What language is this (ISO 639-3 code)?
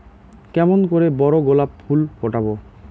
ben